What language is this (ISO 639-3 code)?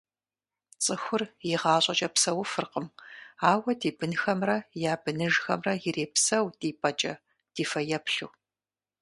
kbd